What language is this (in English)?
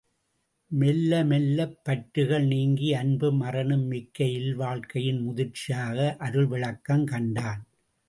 Tamil